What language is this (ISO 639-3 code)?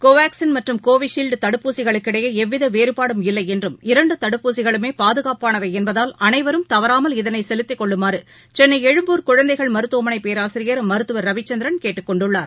tam